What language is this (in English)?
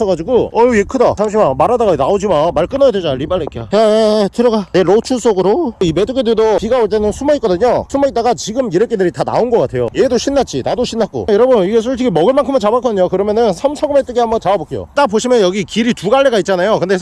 Korean